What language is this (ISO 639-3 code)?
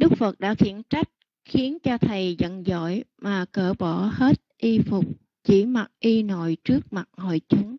vie